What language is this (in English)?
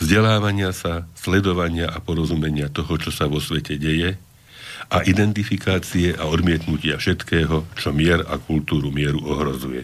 Slovak